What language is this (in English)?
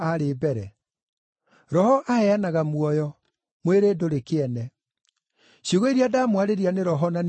Kikuyu